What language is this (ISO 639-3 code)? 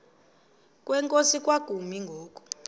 xho